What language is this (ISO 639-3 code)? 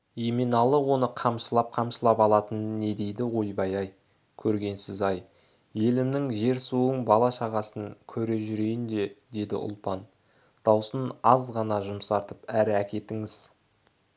kaz